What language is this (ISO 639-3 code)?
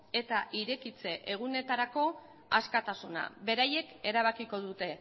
eus